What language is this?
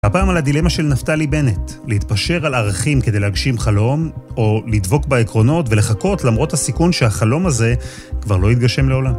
Hebrew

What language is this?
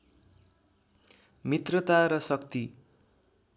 Nepali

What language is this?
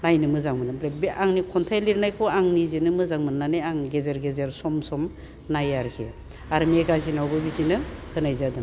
Bodo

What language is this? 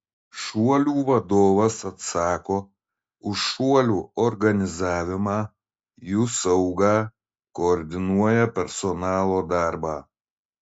Lithuanian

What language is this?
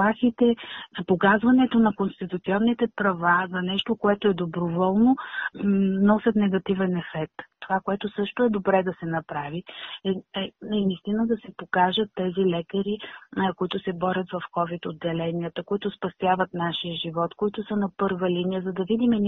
Bulgarian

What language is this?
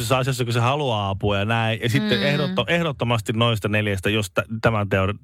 Finnish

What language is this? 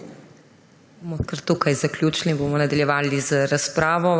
Slovenian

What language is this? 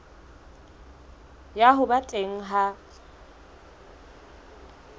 Southern Sotho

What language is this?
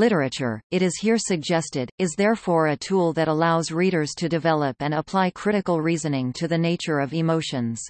English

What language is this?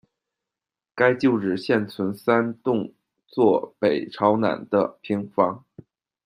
Chinese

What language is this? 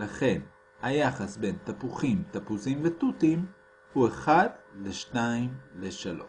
Hebrew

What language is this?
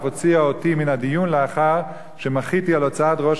Hebrew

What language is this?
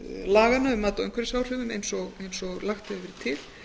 Icelandic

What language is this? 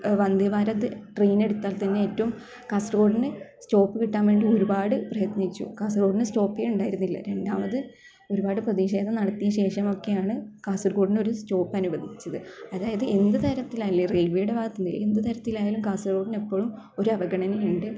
Malayalam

